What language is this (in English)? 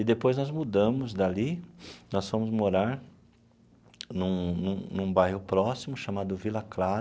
Portuguese